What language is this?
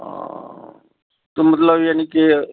Punjabi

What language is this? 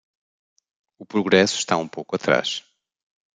Portuguese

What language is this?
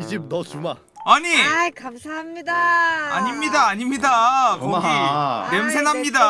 Korean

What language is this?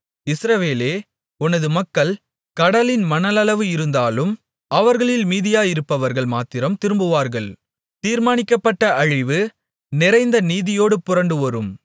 Tamil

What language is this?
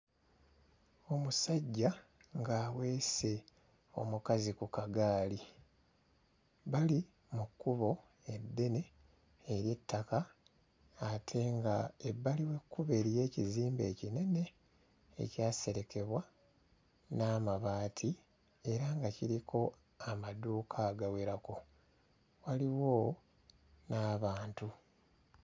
Ganda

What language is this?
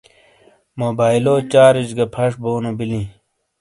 Shina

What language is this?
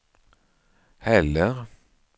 Swedish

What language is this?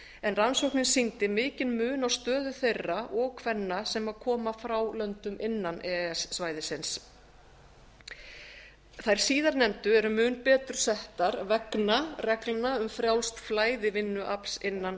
Icelandic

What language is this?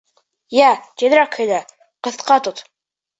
Bashkir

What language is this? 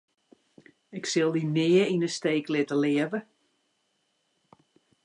Western Frisian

